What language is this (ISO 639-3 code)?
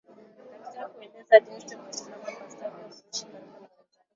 swa